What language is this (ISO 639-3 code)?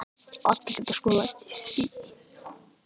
isl